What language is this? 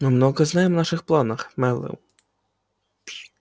Russian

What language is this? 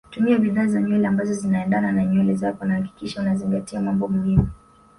Swahili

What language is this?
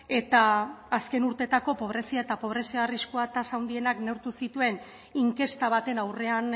Basque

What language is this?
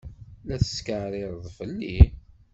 Kabyle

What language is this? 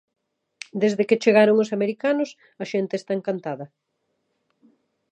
Galician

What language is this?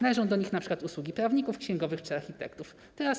Polish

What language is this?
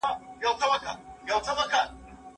Pashto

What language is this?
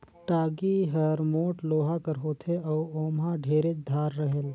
Chhattisgarhi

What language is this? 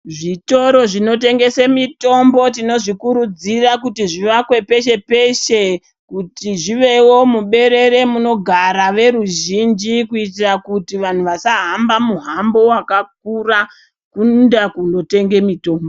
Ndau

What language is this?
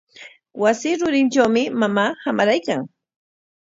Corongo Ancash Quechua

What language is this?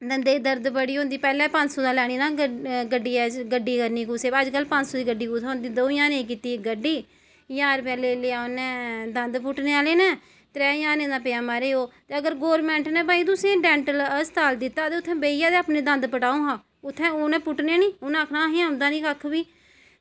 Dogri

